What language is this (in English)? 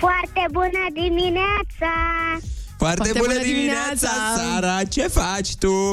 Romanian